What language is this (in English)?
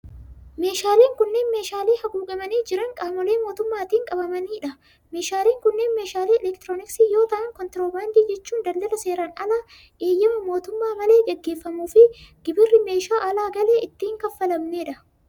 Oromo